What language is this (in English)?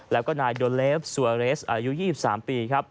Thai